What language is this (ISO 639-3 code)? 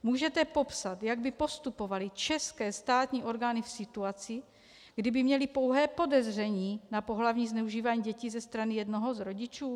ces